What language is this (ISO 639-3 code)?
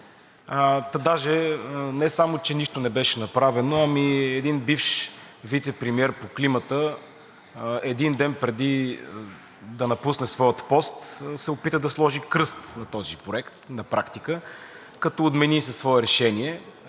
bul